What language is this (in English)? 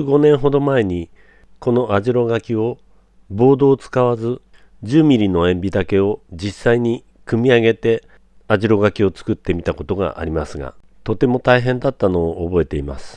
Japanese